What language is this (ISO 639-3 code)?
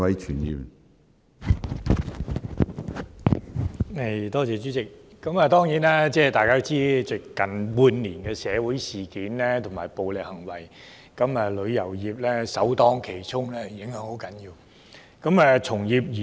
yue